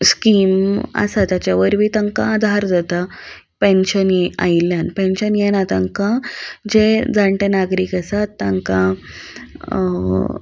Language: Konkani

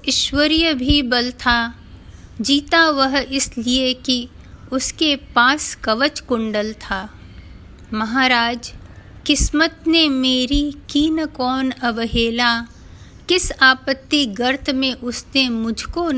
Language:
Hindi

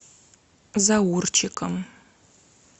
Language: Russian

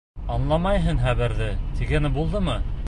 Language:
Bashkir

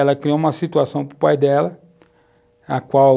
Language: Portuguese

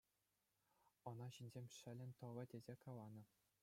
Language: Chuvash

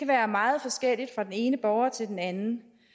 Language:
Danish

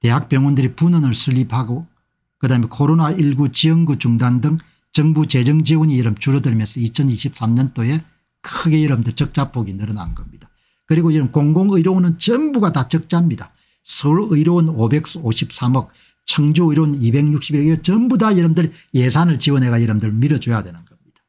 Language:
Korean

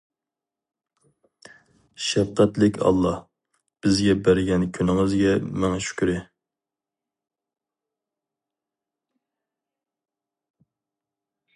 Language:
Uyghur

